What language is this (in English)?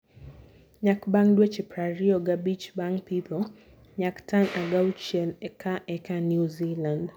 Luo (Kenya and Tanzania)